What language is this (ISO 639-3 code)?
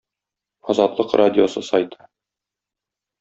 tat